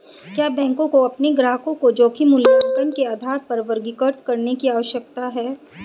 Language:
Hindi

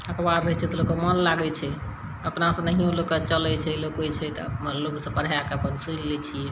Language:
Maithili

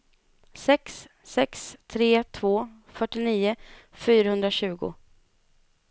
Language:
Swedish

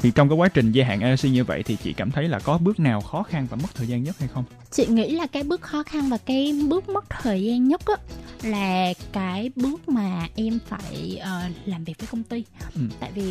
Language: Vietnamese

